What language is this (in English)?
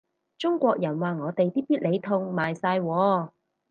Cantonese